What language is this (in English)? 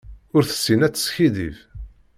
Kabyle